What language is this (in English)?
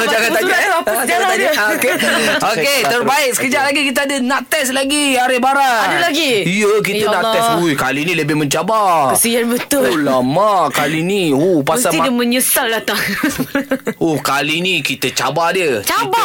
Malay